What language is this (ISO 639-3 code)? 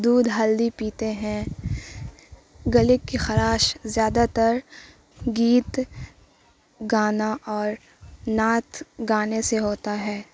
urd